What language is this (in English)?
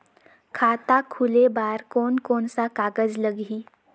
Chhattisgarhi